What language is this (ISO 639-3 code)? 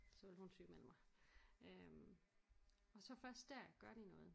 dan